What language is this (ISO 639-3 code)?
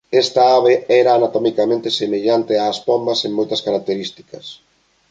glg